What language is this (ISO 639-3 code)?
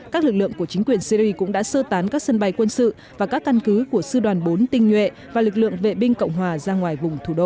vie